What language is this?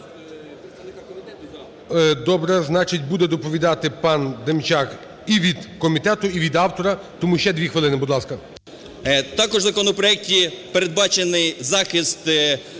Ukrainian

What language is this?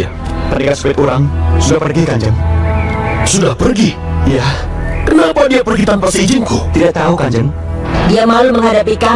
Indonesian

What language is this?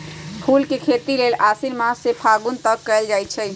Magahi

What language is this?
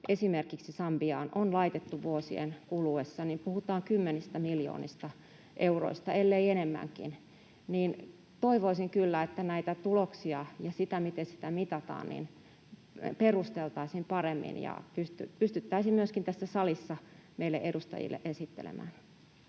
Finnish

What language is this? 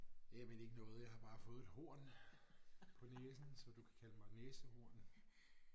Danish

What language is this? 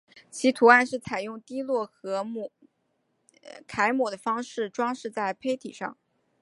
Chinese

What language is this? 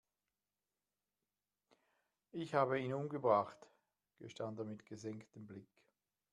German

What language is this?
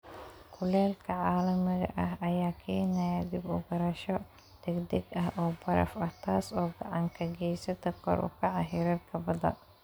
Somali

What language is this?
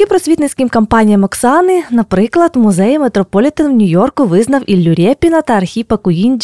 Ukrainian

